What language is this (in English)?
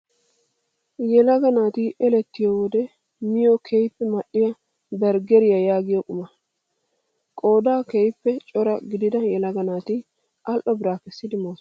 Wolaytta